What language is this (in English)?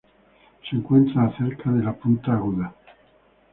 Spanish